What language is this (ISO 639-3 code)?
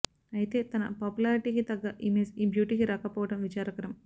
tel